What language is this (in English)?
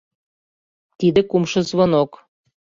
Mari